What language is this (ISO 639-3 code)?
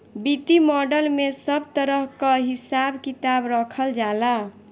bho